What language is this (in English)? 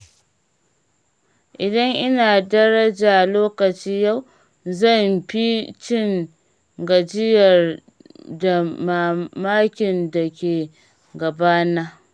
Hausa